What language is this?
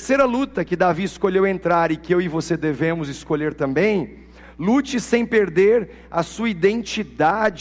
Portuguese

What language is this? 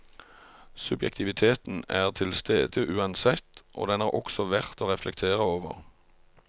Norwegian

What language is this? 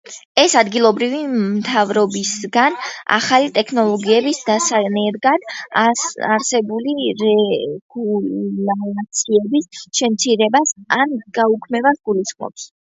Georgian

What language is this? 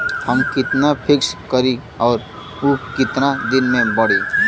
Bhojpuri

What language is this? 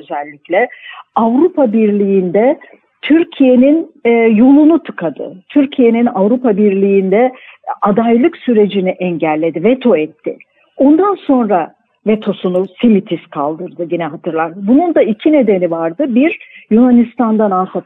Turkish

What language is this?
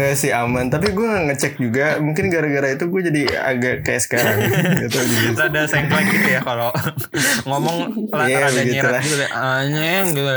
Indonesian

